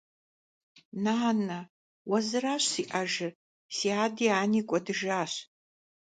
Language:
Kabardian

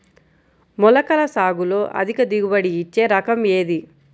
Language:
Telugu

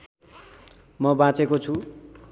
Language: Nepali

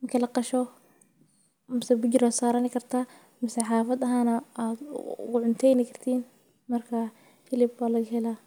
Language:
Somali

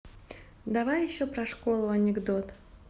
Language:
Russian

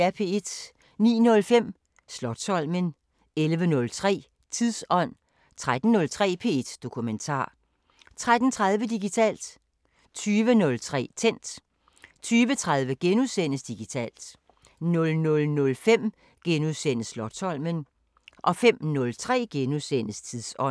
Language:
Danish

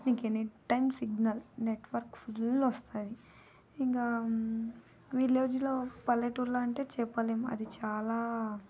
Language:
Telugu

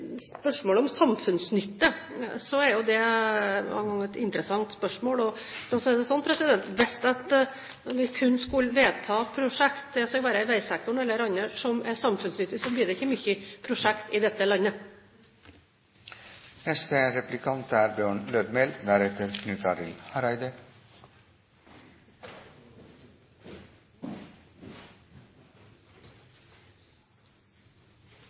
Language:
Norwegian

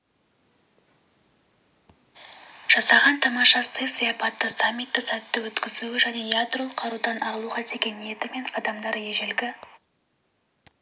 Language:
Kazakh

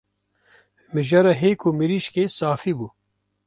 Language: Kurdish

